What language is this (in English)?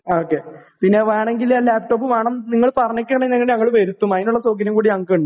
Malayalam